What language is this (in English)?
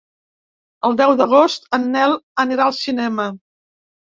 Catalan